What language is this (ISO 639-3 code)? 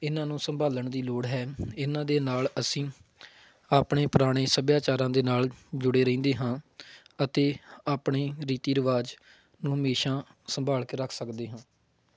pan